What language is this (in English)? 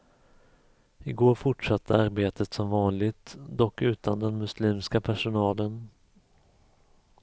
Swedish